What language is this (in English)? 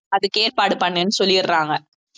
Tamil